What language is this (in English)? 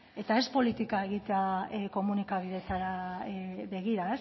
Basque